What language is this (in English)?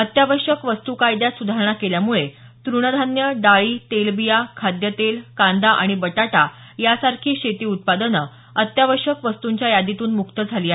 Marathi